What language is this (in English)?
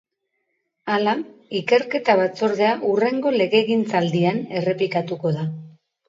Basque